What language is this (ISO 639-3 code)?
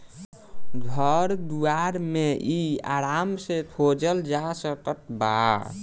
bho